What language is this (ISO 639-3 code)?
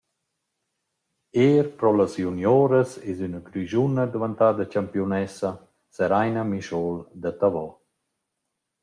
roh